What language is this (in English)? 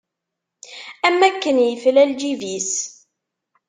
Kabyle